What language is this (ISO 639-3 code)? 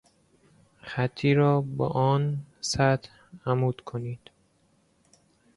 fas